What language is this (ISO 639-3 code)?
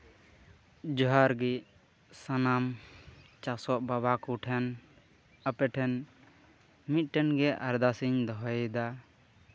sat